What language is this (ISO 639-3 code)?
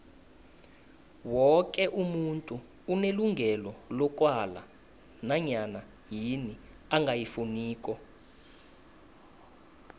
nbl